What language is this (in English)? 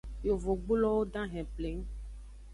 Aja (Benin)